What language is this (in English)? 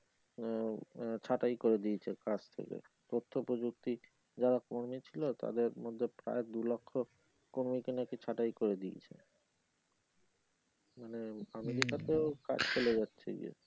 Bangla